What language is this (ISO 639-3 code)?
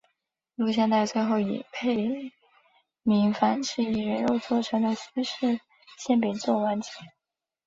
zho